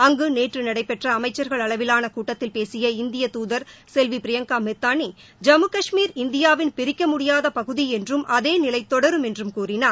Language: Tamil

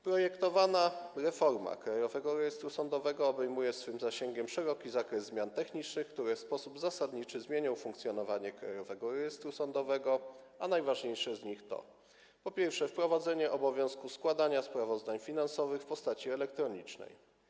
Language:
Polish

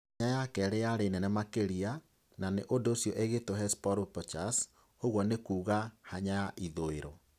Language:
Kikuyu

